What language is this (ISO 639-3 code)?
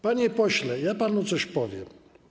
pol